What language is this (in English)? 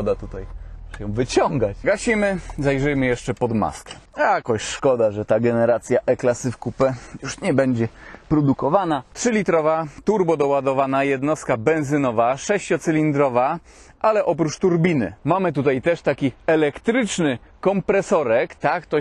Polish